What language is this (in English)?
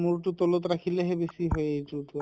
Assamese